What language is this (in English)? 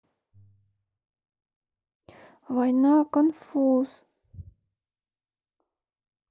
Russian